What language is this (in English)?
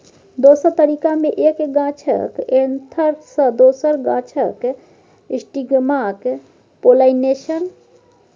Maithili